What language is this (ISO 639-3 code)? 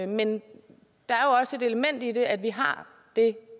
dan